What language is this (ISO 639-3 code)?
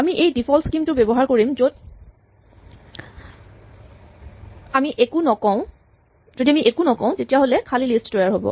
asm